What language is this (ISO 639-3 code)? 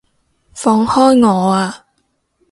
yue